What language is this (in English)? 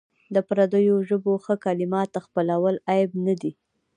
Pashto